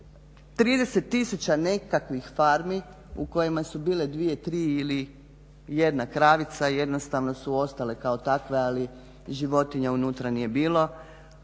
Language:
Croatian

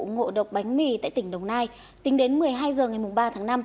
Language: Vietnamese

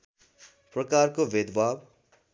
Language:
Nepali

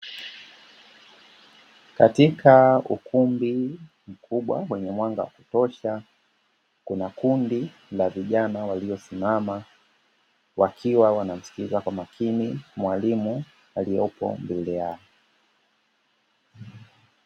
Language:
Swahili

